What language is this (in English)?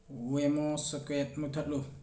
Manipuri